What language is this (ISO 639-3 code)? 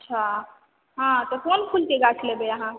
mai